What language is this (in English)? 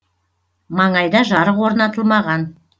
Kazakh